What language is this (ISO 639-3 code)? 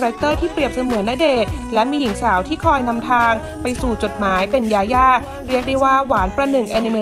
tha